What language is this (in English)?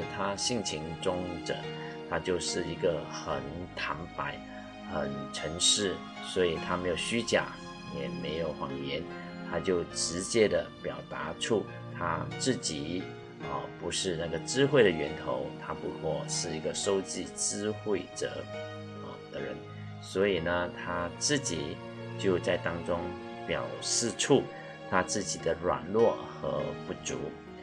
Chinese